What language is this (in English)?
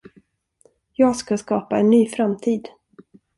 Swedish